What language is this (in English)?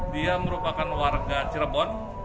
Indonesian